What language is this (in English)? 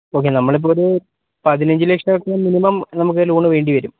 Malayalam